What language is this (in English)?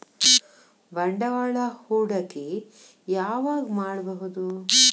Kannada